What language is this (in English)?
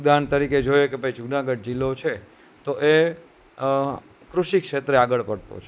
Gujarati